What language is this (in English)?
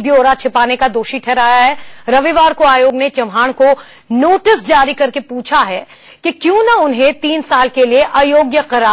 Hindi